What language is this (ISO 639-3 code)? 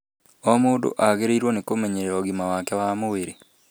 kik